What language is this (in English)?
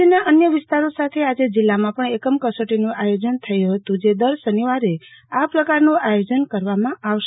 Gujarati